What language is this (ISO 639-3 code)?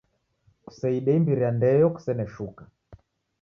dav